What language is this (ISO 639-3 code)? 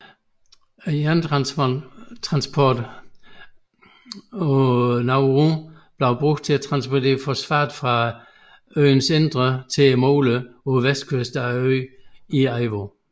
dan